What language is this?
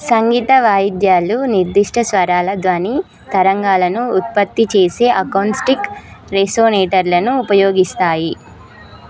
Telugu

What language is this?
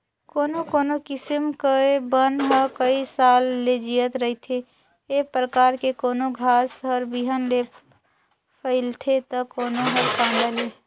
Chhattisgarhi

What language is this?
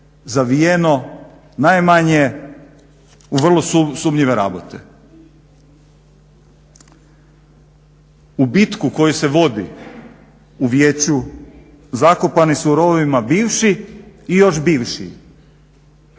Croatian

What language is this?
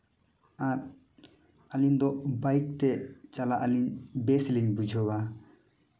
Santali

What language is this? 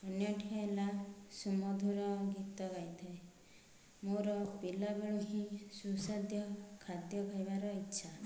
Odia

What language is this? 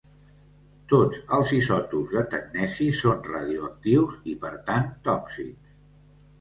Catalan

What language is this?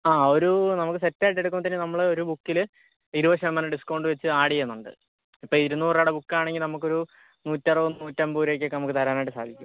Malayalam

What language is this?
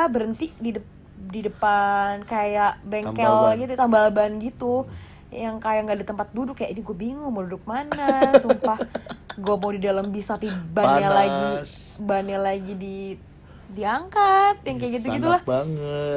Indonesian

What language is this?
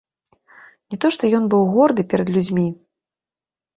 Belarusian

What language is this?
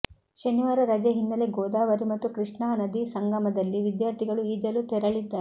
Kannada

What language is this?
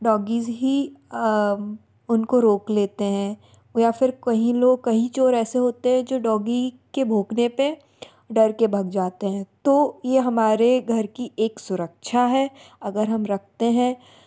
Hindi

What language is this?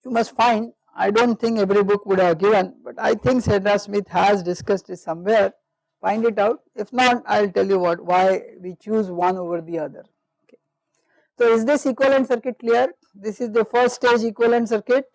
English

